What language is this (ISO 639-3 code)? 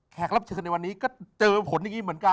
tha